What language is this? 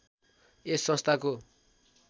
Nepali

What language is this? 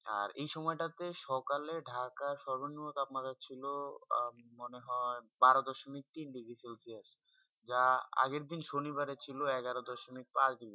Bangla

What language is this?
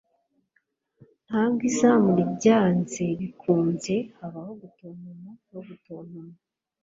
Kinyarwanda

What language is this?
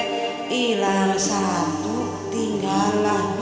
Indonesian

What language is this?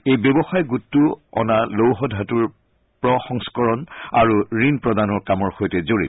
Assamese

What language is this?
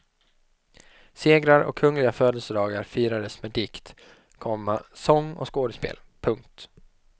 Swedish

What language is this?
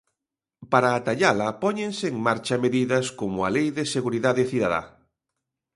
Galician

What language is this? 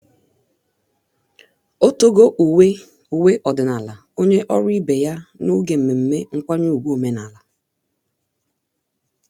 Igbo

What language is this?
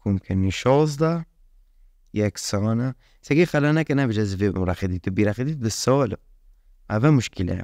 Persian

